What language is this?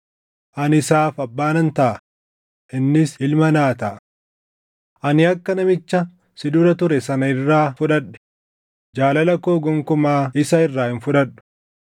Oromo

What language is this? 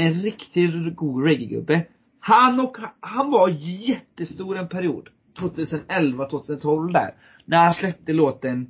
Swedish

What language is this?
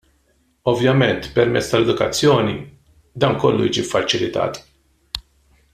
Maltese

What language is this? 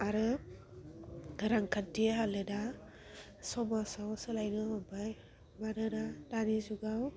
Bodo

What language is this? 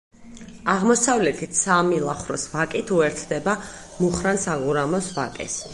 Georgian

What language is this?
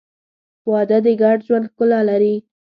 Pashto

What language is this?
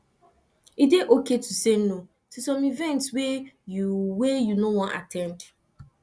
Nigerian Pidgin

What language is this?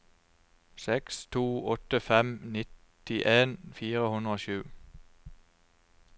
Norwegian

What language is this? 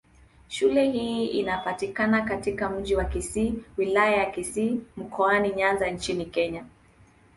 Swahili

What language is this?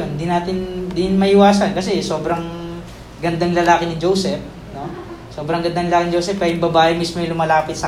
Filipino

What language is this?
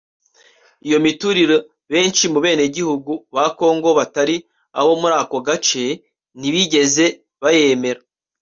Kinyarwanda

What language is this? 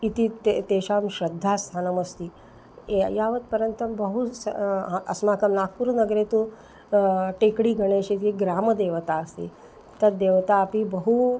Sanskrit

